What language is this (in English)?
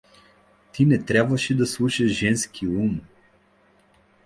Bulgarian